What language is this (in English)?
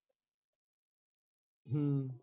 Punjabi